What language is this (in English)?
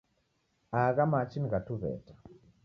Taita